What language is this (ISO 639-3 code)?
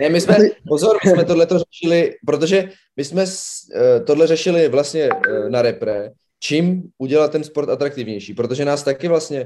ces